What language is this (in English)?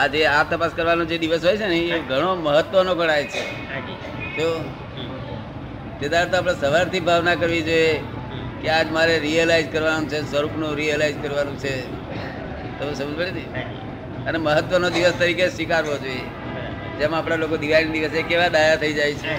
Gujarati